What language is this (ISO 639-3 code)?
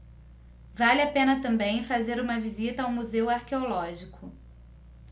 por